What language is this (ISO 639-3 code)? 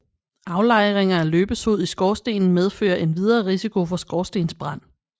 dan